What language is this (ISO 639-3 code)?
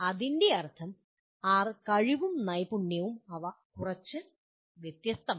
mal